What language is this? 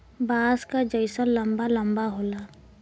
Bhojpuri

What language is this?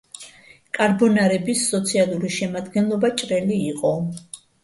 Georgian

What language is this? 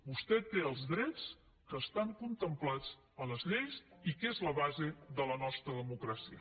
Catalan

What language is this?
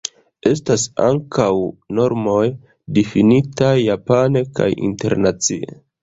Esperanto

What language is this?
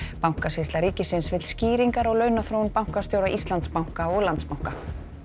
Icelandic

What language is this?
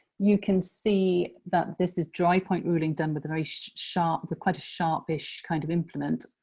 English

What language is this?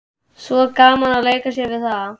Icelandic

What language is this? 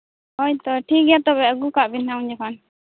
Santali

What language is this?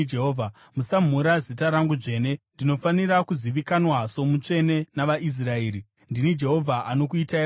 Shona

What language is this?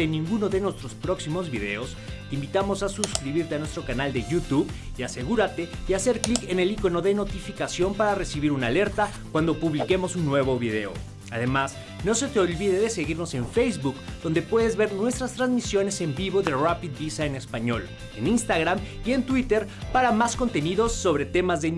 Spanish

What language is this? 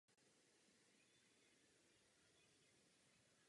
Czech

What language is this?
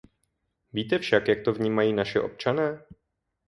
Czech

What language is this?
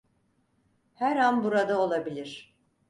Turkish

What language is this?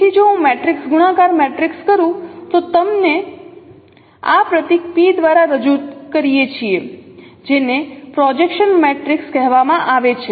Gujarati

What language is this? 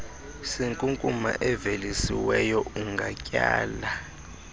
Xhosa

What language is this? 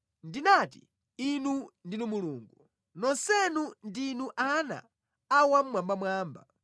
Nyanja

